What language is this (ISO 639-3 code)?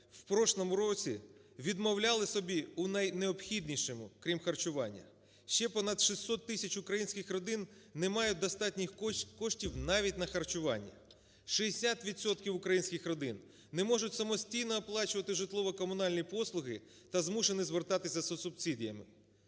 ukr